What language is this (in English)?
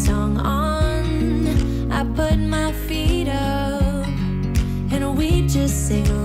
Romanian